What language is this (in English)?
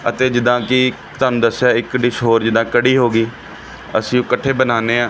Punjabi